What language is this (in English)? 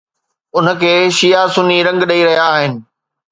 Sindhi